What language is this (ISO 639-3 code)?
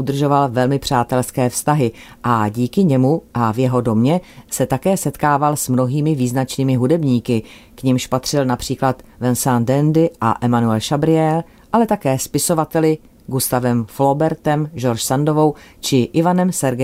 ces